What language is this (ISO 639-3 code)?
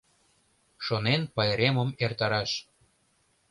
chm